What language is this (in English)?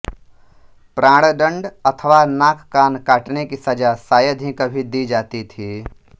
Hindi